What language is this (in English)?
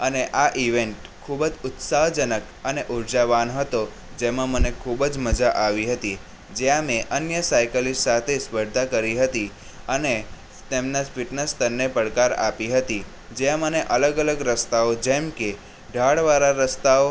Gujarati